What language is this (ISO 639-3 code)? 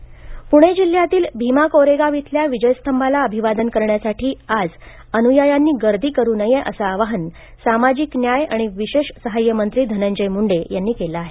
mar